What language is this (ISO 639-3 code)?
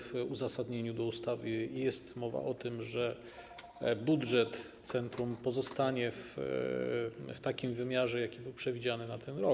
pol